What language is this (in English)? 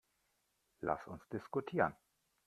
German